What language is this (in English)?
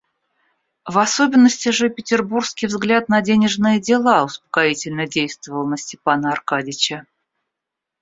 Russian